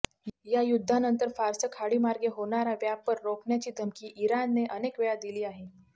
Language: Marathi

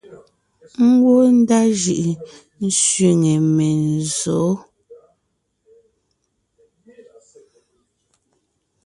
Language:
Ngiemboon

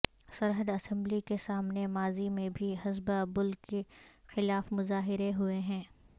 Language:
Urdu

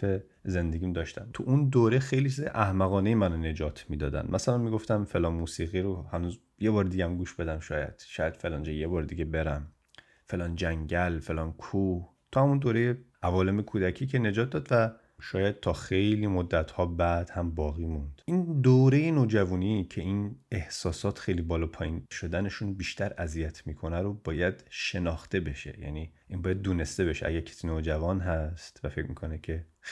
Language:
Persian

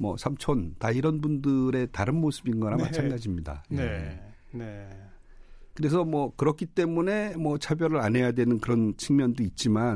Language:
Korean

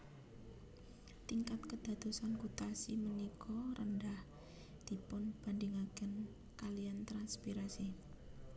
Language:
Javanese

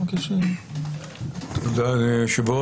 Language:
Hebrew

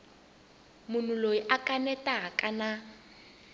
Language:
Tsonga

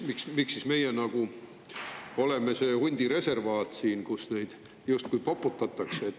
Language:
Estonian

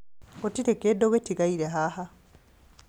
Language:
Kikuyu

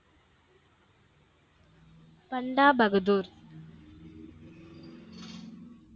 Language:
Tamil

